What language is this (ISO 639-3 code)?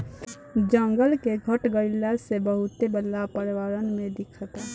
bho